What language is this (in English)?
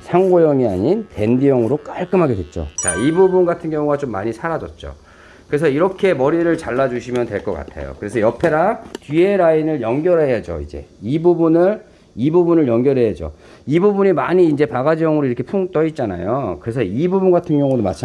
Korean